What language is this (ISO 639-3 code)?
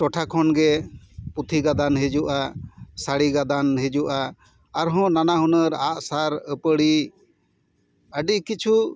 sat